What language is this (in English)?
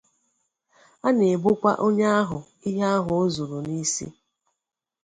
Igbo